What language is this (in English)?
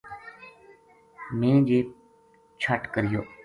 Gujari